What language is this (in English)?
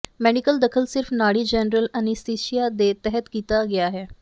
Punjabi